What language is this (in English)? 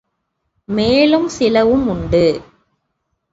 Tamil